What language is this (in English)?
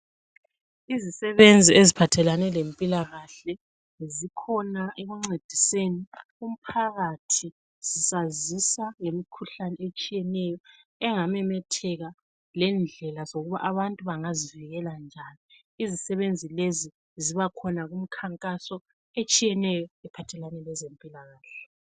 North Ndebele